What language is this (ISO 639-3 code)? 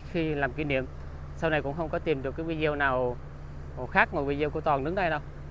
vie